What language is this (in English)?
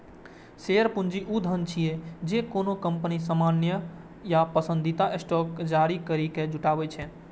Maithili